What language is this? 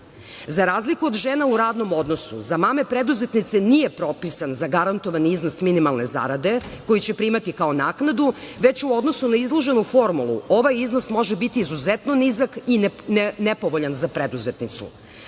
Serbian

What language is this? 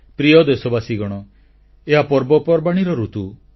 Odia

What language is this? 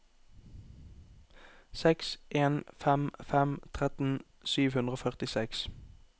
Norwegian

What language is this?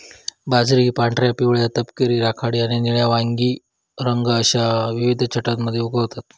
Marathi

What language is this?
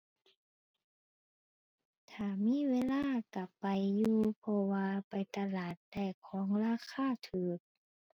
Thai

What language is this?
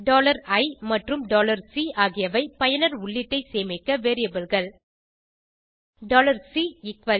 Tamil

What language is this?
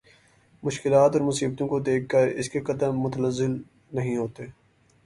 Urdu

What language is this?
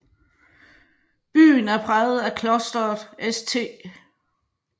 Danish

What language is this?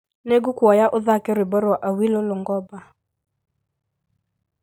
Kikuyu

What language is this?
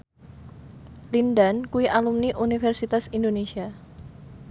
Javanese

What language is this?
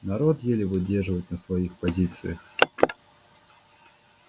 Russian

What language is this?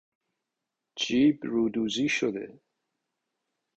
Persian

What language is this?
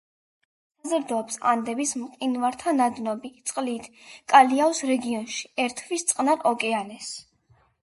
Georgian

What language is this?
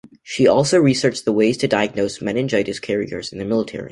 English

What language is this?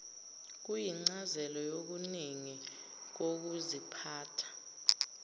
Zulu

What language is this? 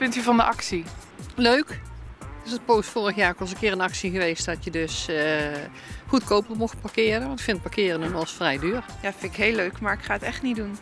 Dutch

